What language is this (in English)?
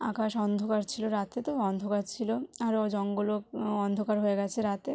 Bangla